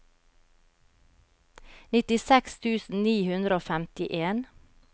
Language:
Norwegian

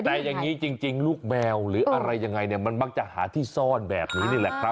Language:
Thai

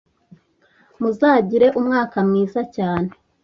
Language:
Kinyarwanda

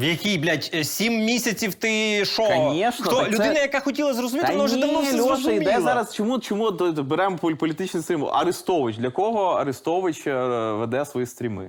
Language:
Ukrainian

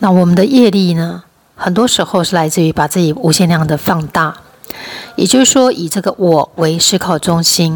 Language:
Chinese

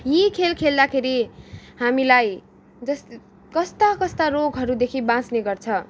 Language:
Nepali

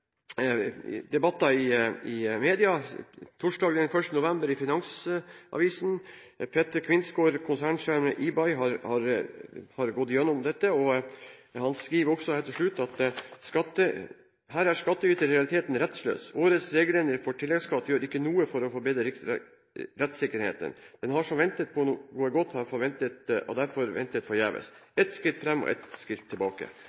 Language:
Norwegian Bokmål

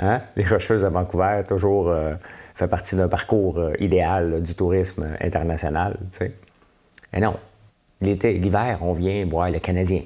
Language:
French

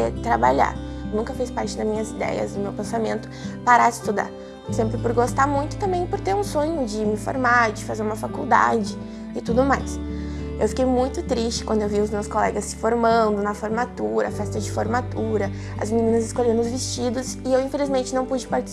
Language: Portuguese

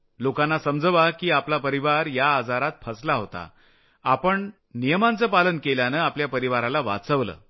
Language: Marathi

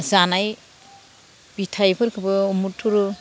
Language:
Bodo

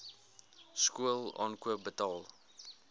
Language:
Afrikaans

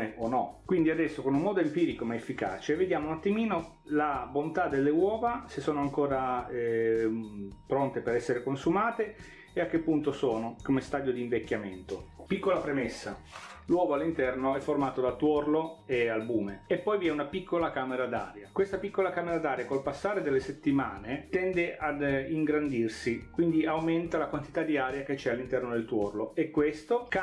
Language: Italian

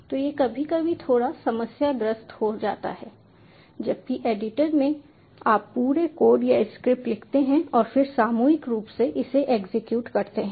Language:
Hindi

